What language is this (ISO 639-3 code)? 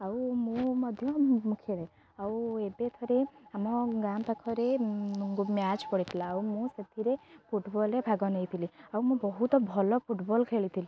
ori